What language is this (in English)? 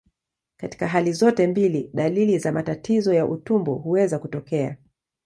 Swahili